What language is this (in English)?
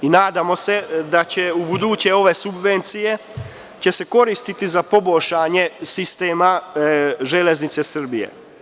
Serbian